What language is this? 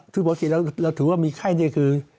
Thai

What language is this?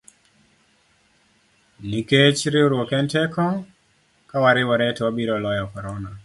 Luo (Kenya and Tanzania)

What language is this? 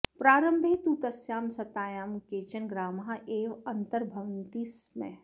Sanskrit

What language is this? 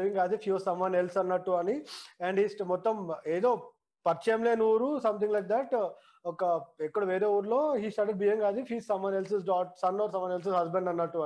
Telugu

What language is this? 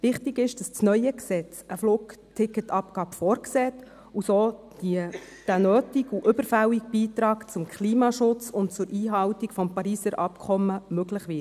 Swiss German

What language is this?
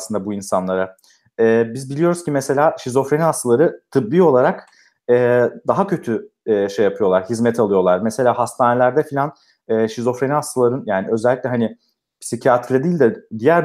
Turkish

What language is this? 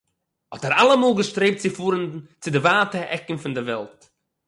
Yiddish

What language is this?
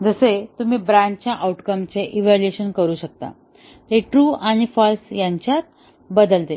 Marathi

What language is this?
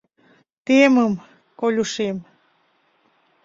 Mari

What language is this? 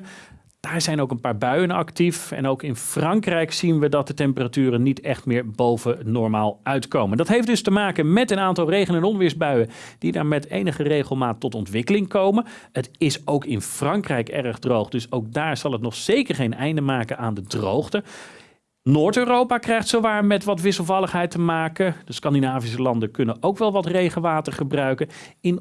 Dutch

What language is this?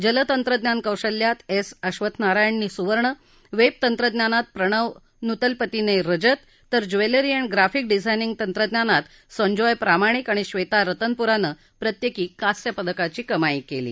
Marathi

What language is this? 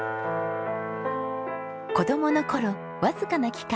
Japanese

